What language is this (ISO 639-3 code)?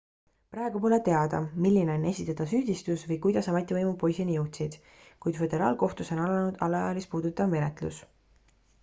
est